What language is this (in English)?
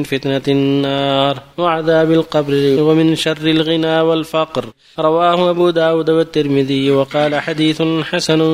Arabic